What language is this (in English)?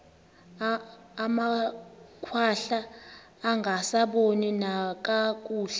Xhosa